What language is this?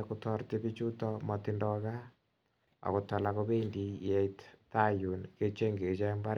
Kalenjin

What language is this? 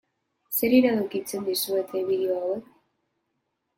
Basque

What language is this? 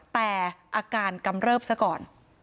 Thai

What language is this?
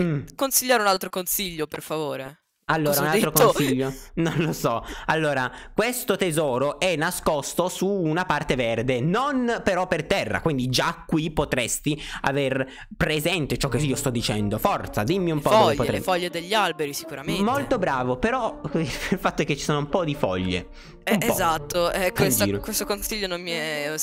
Italian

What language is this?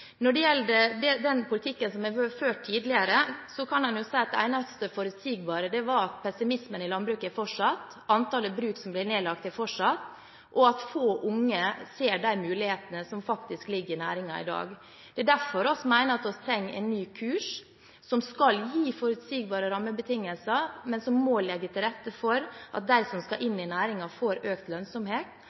Norwegian Bokmål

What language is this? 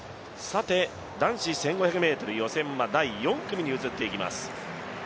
Japanese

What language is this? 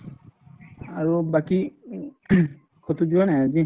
Assamese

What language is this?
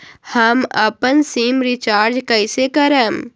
Magahi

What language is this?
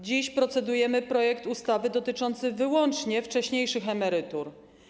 Polish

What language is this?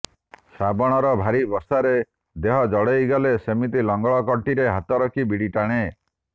Odia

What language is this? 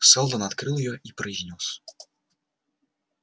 Russian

